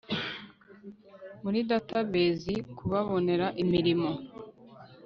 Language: Kinyarwanda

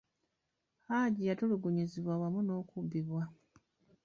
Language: Ganda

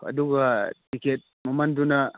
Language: Manipuri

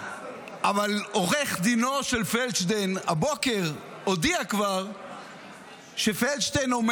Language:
Hebrew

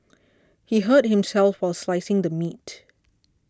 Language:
English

